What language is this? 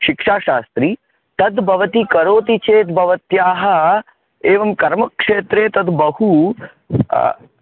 Sanskrit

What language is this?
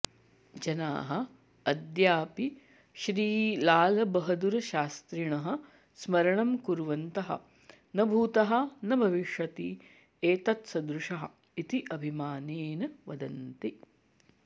Sanskrit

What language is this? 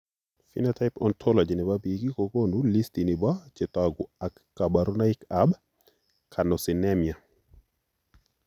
Kalenjin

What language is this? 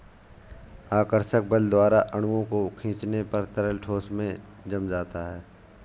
Hindi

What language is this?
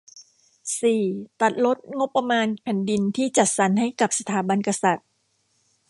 Thai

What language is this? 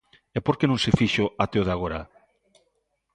Galician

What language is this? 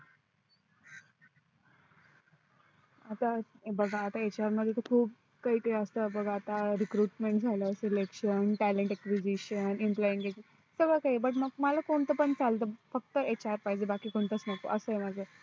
Marathi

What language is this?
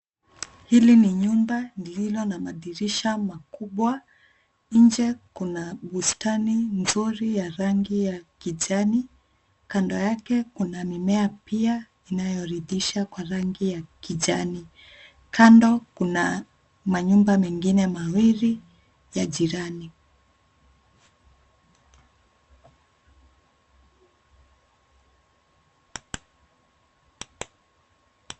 Swahili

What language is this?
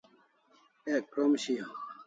Kalasha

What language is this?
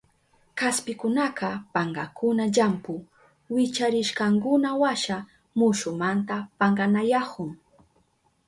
Southern Pastaza Quechua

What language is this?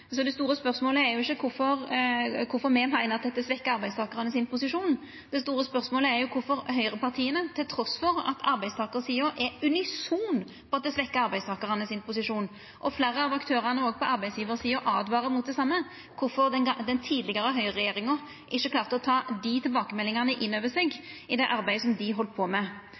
Norwegian Nynorsk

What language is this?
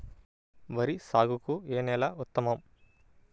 Telugu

